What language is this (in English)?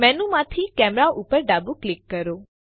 Gujarati